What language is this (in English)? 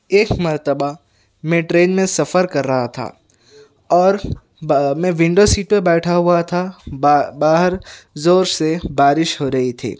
Urdu